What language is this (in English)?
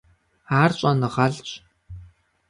Kabardian